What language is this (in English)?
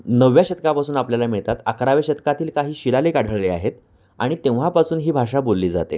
Marathi